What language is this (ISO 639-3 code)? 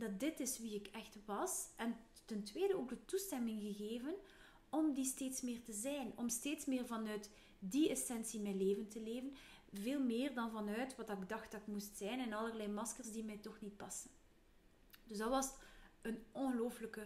nld